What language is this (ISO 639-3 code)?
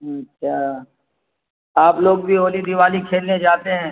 urd